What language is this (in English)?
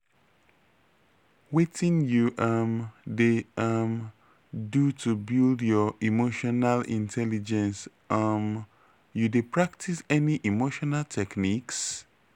Nigerian Pidgin